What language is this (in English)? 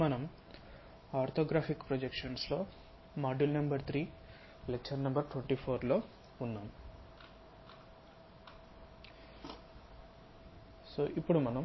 Telugu